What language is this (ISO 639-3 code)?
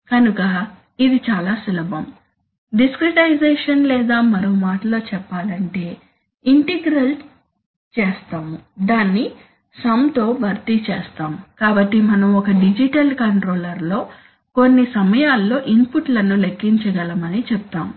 tel